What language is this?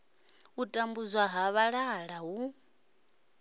Venda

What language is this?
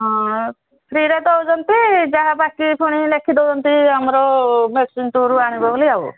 Odia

